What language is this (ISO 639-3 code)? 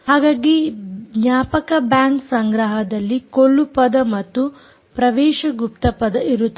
kan